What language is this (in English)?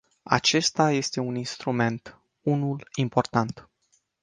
Romanian